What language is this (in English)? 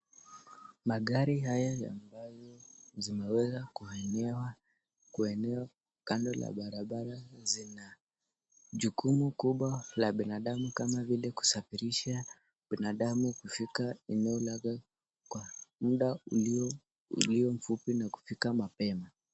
Swahili